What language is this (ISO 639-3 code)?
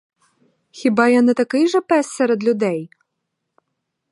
ukr